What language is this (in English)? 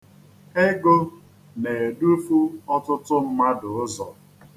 Igbo